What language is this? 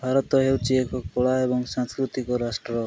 Odia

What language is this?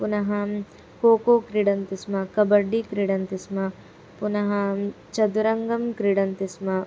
Sanskrit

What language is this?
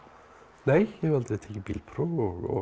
Icelandic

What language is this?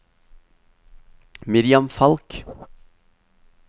Norwegian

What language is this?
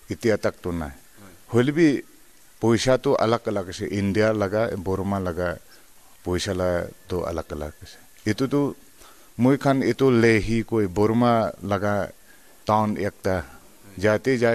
Hindi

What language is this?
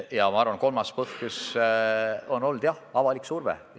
Estonian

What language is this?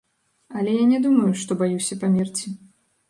Belarusian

